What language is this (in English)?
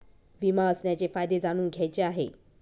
Marathi